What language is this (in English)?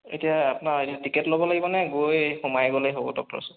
Assamese